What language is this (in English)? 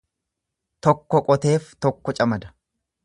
Oromo